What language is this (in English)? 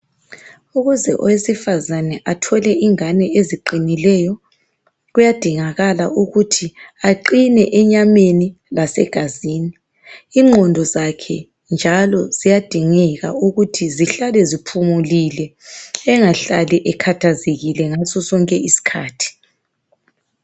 North Ndebele